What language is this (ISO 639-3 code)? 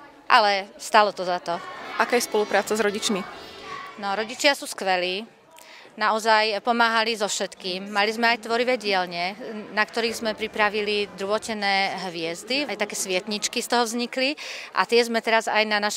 slk